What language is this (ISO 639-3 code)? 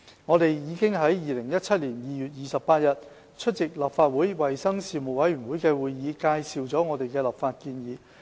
yue